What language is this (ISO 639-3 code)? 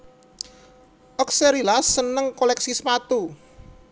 jav